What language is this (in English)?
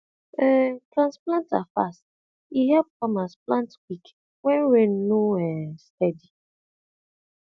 Nigerian Pidgin